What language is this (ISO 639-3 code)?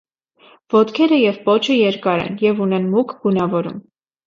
hye